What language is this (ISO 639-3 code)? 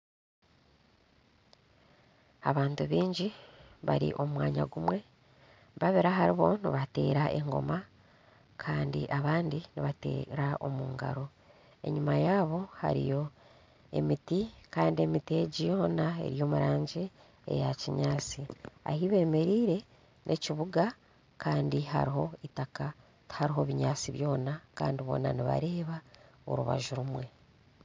nyn